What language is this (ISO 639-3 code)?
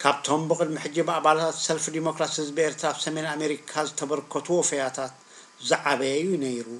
ara